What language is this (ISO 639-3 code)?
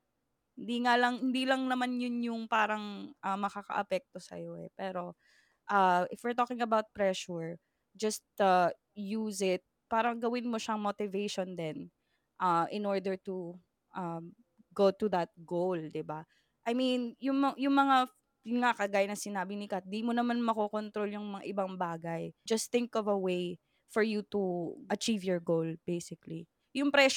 fil